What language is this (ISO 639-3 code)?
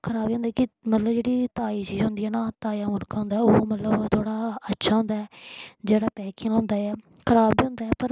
doi